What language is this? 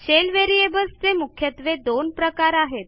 Marathi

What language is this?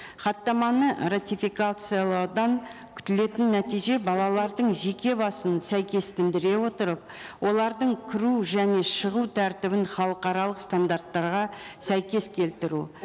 Kazakh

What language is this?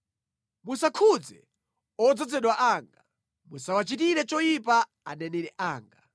Nyanja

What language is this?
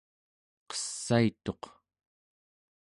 Central Yupik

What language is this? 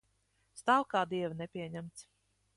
Latvian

